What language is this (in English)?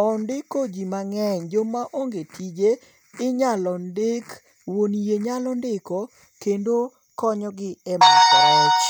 Luo (Kenya and Tanzania)